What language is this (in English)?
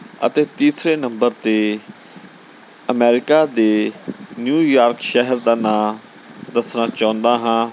Punjabi